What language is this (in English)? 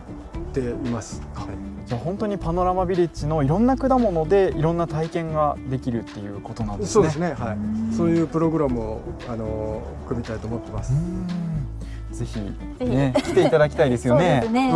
Japanese